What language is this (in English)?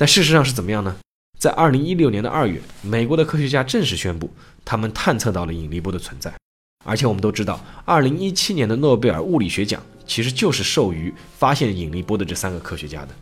Chinese